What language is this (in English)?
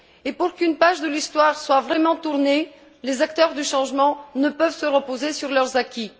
French